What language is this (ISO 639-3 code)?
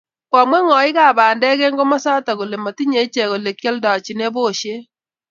kln